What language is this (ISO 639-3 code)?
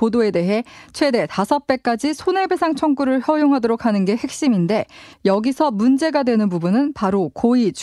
kor